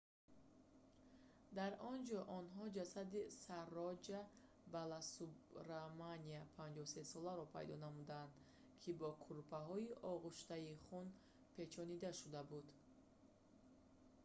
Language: Tajik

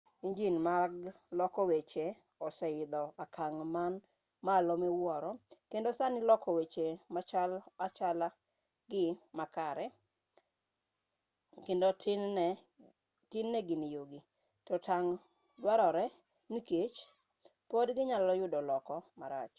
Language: Luo (Kenya and Tanzania)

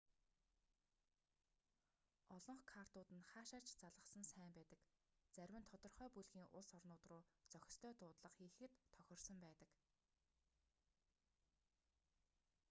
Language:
Mongolian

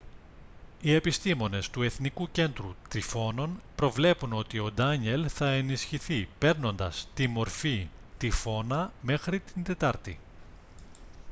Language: Greek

